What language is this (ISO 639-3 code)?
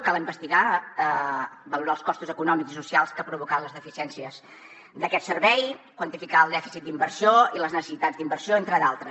cat